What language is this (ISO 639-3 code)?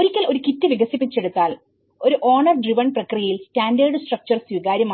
mal